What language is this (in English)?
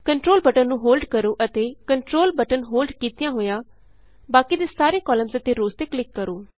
Punjabi